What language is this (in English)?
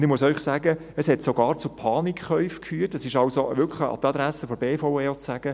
Swiss German